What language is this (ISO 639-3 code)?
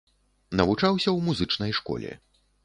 bel